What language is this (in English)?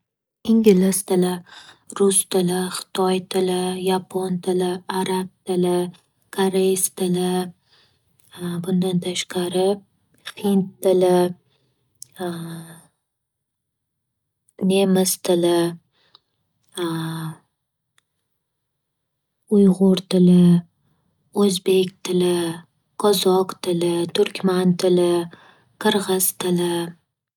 Uzbek